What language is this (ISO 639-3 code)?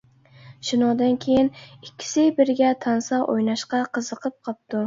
uig